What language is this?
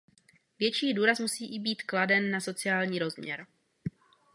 Czech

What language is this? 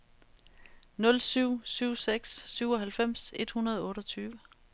Danish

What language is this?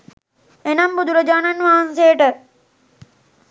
Sinhala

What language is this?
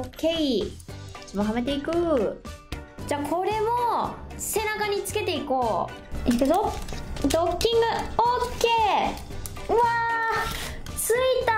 Japanese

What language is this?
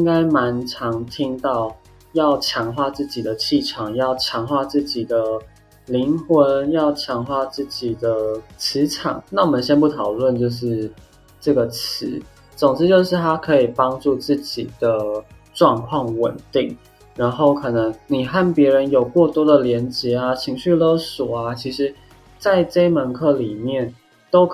Chinese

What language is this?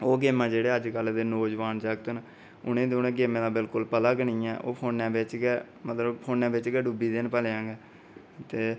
Dogri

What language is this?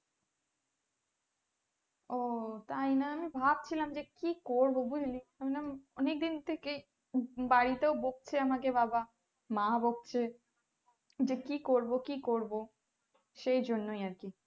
Bangla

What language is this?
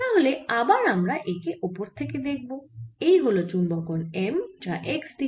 Bangla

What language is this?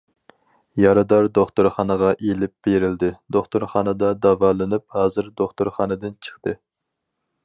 Uyghur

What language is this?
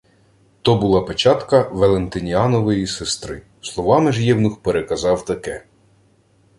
Ukrainian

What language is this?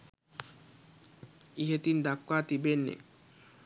Sinhala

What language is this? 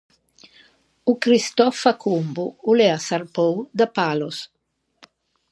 Ligurian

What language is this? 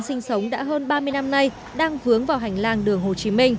Vietnamese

